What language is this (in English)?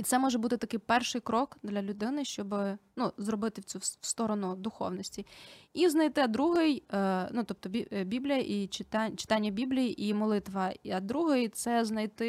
Ukrainian